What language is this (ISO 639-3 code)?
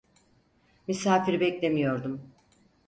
tur